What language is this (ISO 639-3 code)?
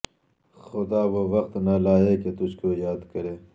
urd